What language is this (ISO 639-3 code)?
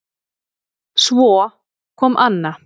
isl